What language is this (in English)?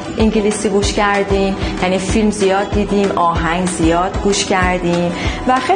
Persian